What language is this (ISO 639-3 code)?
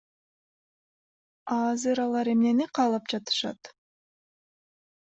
kir